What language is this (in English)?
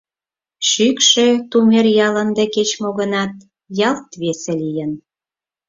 Mari